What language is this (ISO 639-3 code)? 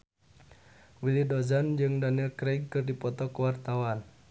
sun